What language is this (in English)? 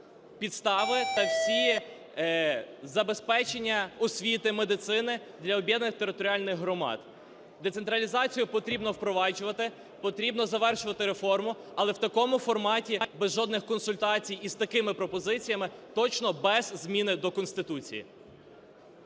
Ukrainian